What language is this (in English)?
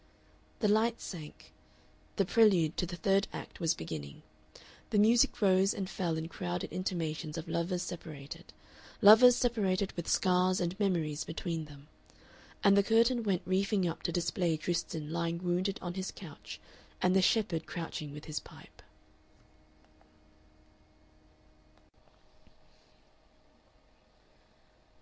English